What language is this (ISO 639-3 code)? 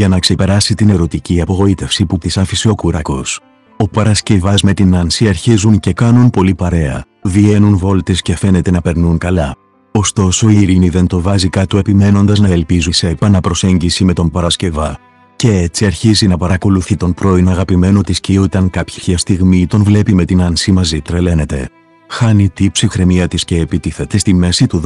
ell